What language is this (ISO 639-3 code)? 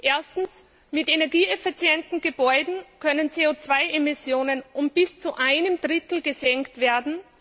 deu